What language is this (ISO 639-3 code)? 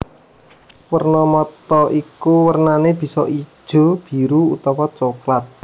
jav